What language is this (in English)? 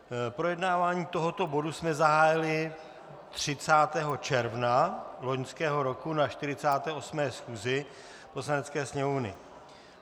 Czech